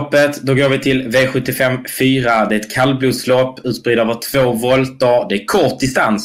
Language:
Swedish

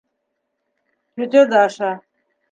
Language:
Bashkir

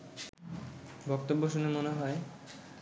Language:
Bangla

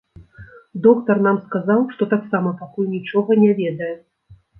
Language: Belarusian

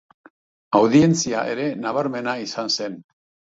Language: Basque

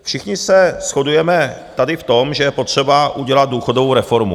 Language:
Czech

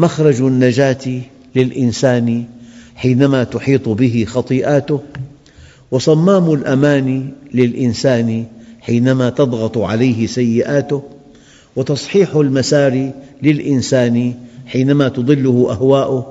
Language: Arabic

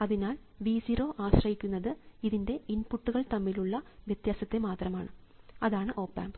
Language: Malayalam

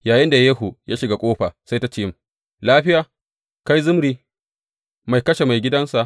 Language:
Hausa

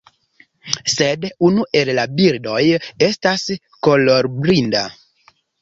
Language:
Esperanto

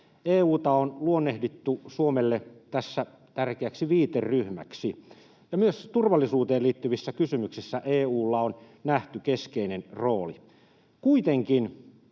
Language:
Finnish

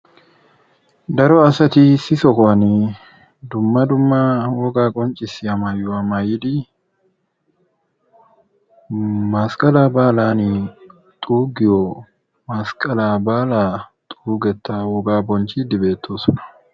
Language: Wolaytta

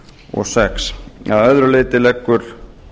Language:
Icelandic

